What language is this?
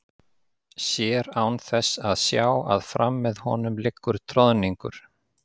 Icelandic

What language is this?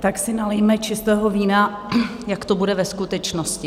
Czech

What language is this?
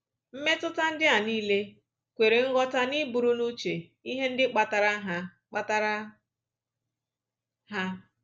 Igbo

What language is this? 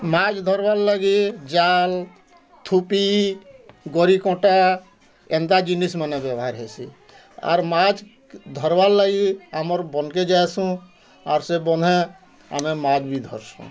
Odia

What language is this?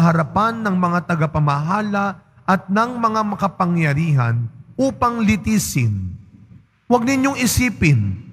Filipino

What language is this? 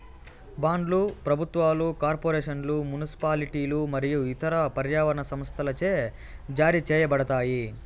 Telugu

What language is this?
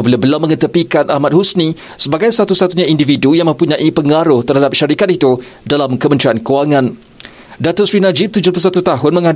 Malay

